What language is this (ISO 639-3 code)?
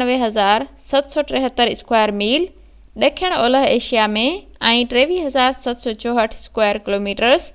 snd